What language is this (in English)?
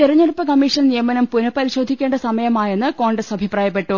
Malayalam